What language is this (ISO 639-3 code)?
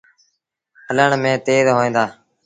sbn